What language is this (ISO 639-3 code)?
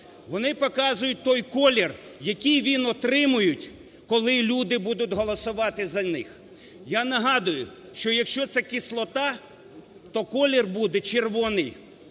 ukr